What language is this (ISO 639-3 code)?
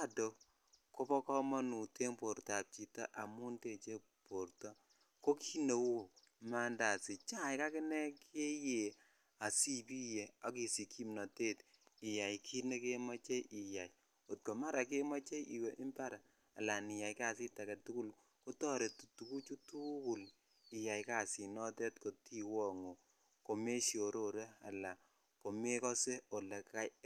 kln